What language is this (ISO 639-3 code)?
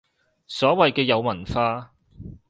yue